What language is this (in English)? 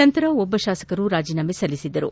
Kannada